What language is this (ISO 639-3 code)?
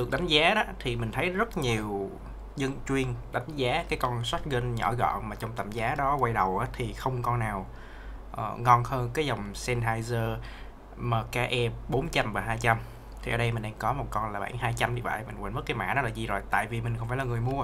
vie